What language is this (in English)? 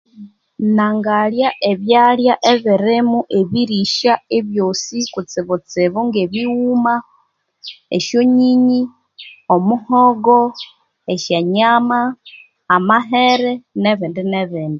Konzo